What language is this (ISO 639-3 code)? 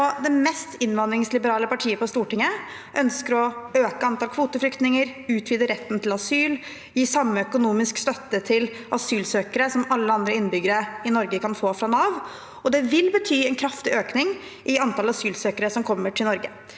nor